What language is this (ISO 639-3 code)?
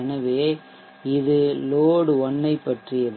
tam